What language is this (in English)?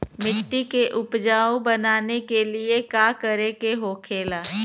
Bhojpuri